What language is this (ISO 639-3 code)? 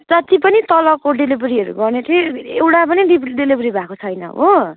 nep